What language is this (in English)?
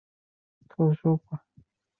Chinese